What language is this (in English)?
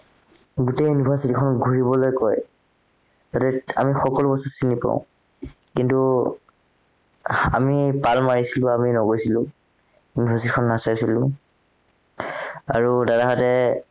Assamese